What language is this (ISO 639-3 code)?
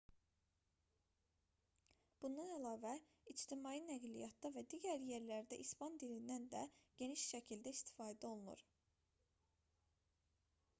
aze